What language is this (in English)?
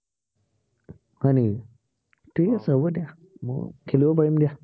Assamese